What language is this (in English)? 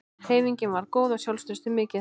Icelandic